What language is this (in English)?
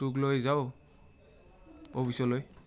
Assamese